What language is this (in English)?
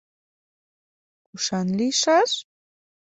Mari